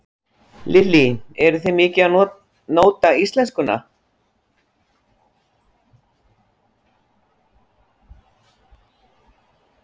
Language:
Icelandic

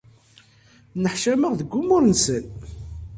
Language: Kabyle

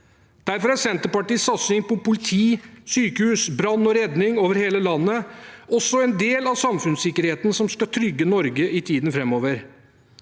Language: Norwegian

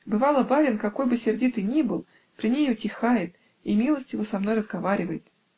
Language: Russian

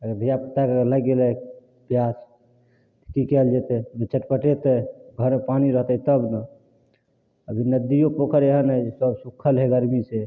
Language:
Maithili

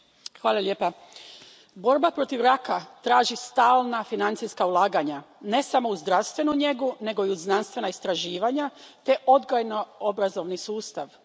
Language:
Croatian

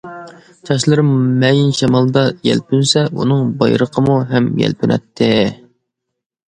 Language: Uyghur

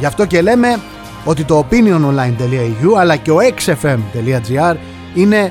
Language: Greek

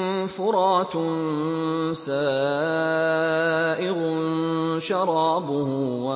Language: Arabic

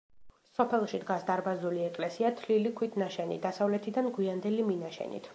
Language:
Georgian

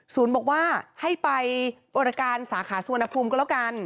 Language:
Thai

